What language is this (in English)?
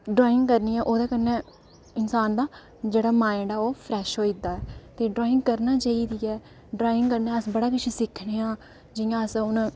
Dogri